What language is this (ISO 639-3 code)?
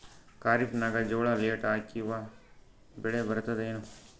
kan